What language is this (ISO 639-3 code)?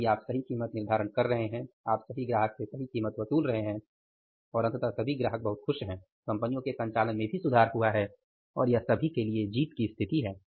hin